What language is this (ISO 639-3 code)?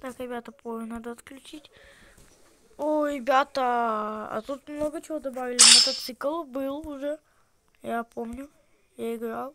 rus